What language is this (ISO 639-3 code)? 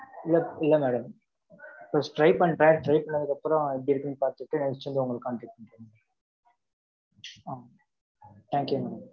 tam